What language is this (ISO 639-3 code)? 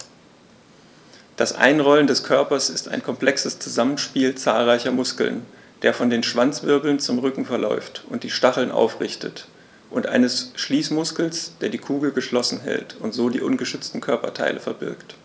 deu